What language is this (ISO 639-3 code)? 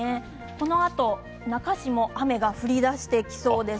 jpn